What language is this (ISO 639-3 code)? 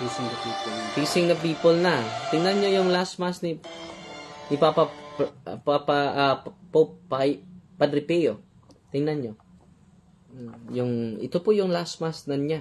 fil